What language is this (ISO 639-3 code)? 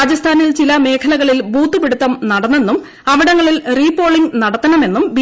mal